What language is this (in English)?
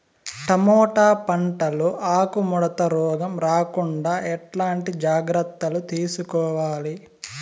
Telugu